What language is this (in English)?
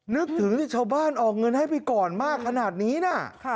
Thai